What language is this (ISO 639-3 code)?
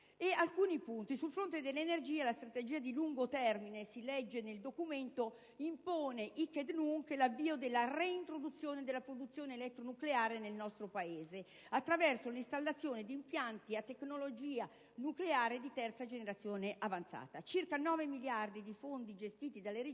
ita